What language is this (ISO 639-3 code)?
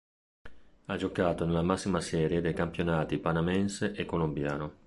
ita